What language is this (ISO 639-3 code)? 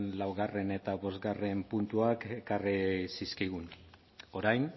eus